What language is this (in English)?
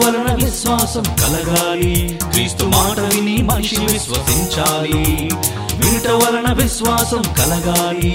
Telugu